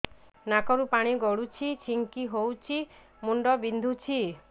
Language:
Odia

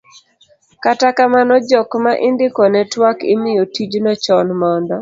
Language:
Luo (Kenya and Tanzania)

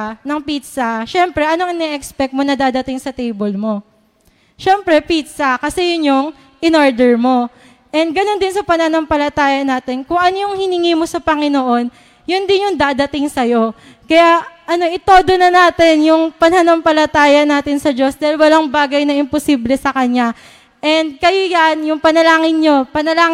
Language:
Filipino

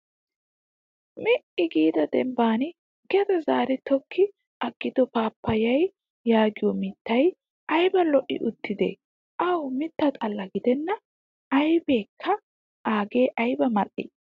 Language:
Wolaytta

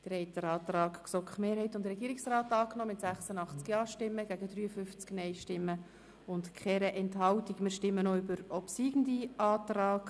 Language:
Swiss German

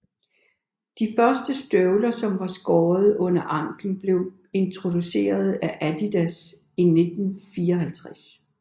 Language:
Danish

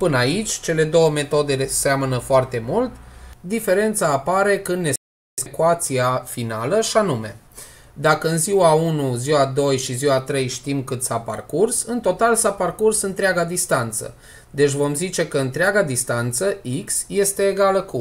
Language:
Romanian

